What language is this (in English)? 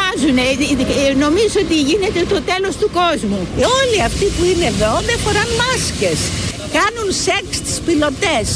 Greek